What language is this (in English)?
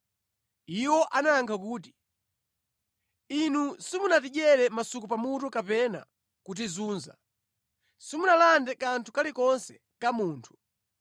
Nyanja